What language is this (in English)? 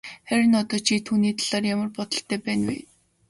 Mongolian